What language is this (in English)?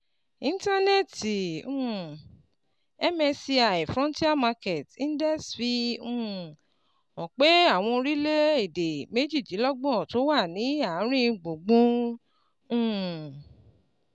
Yoruba